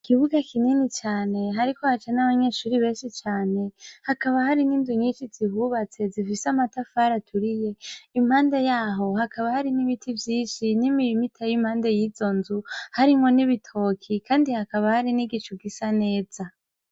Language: Rundi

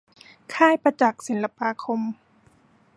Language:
Thai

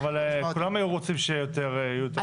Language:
Hebrew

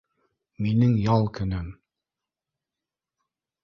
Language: Bashkir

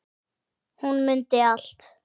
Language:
Icelandic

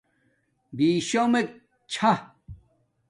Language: Domaaki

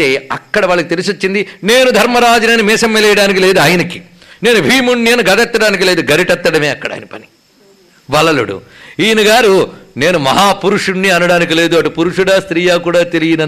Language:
Telugu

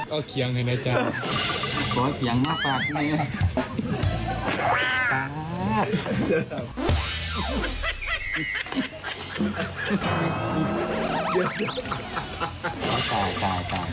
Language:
Thai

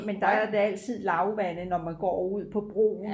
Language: Danish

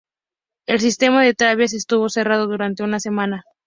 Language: Spanish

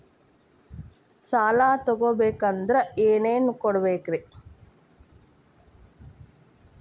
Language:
Kannada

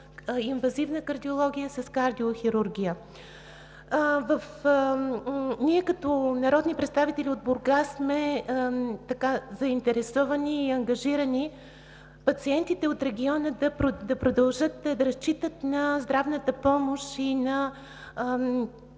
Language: Bulgarian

